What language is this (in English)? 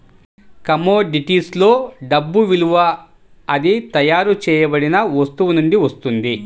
Telugu